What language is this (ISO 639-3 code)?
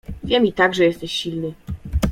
pol